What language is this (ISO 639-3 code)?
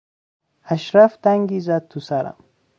fas